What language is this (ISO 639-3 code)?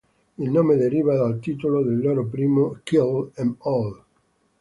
ita